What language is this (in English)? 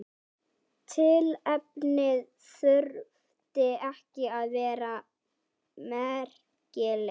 Icelandic